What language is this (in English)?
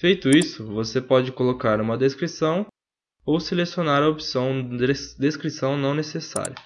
Portuguese